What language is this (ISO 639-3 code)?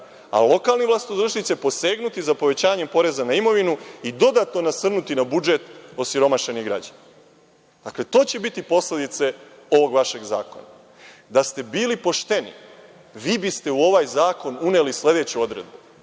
srp